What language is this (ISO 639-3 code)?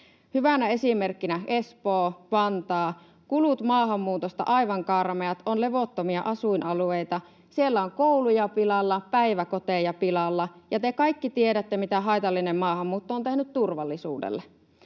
fin